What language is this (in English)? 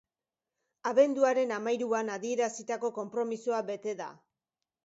Basque